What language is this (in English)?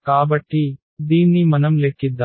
Telugu